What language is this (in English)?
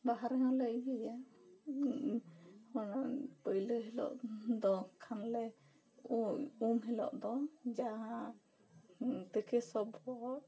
Santali